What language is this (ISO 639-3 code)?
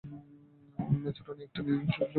ben